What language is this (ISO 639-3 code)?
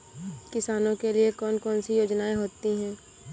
hin